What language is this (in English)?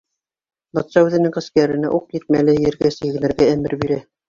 Bashkir